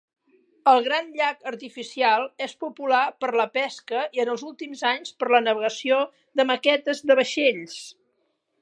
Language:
Catalan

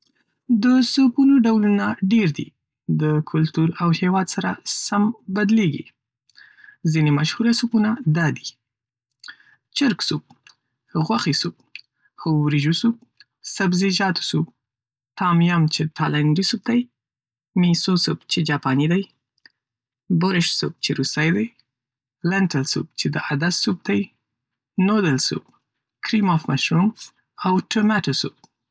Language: Pashto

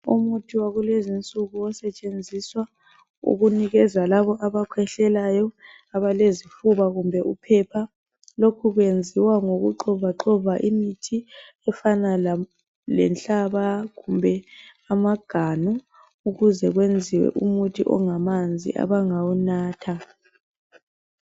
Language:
North Ndebele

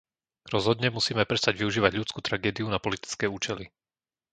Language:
Slovak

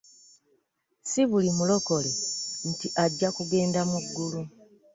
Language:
Ganda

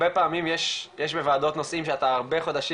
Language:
Hebrew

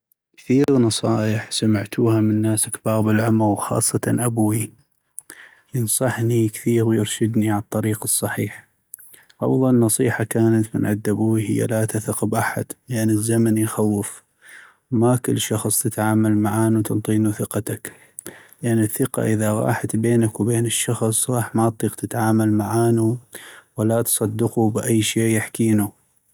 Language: North Mesopotamian Arabic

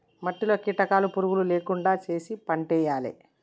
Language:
Telugu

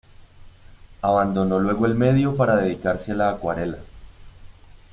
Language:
Spanish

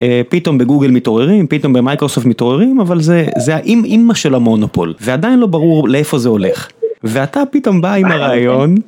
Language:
Hebrew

